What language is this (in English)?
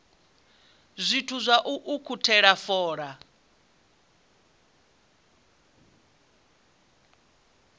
Venda